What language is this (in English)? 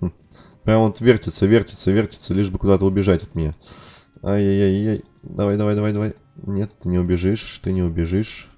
Russian